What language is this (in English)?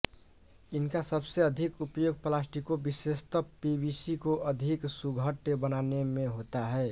Hindi